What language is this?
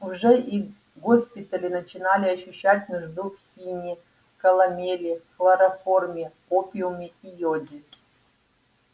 Russian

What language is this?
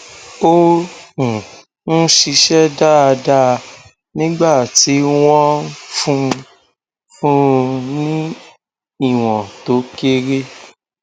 Yoruba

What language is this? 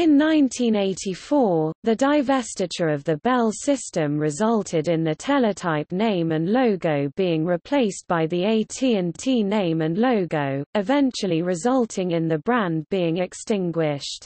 English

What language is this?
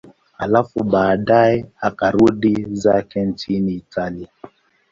Swahili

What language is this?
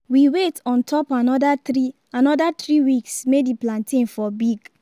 Nigerian Pidgin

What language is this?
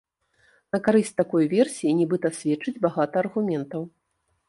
Belarusian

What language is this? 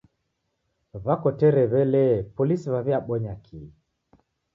Taita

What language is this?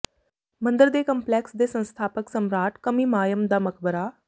Punjabi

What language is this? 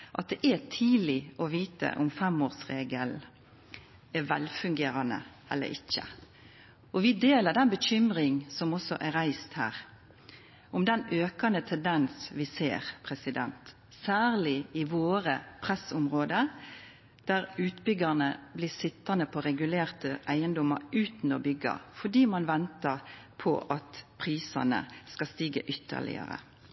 Norwegian Nynorsk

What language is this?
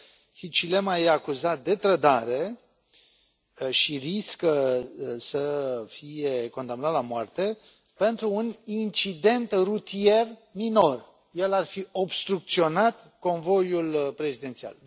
Romanian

